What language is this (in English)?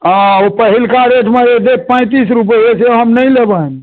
Maithili